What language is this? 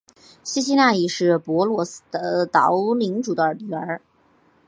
Chinese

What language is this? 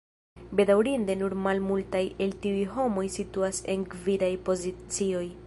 Esperanto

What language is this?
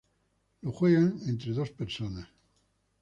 Spanish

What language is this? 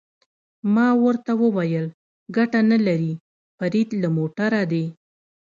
Pashto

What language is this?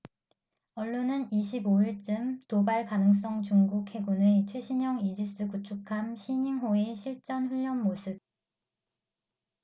Korean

